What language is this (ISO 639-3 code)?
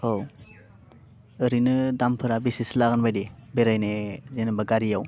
brx